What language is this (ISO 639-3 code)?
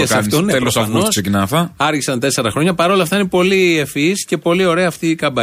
ell